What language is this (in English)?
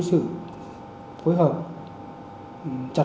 Vietnamese